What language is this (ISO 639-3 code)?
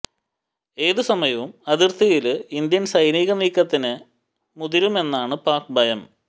mal